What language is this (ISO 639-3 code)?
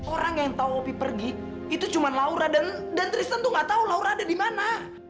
ind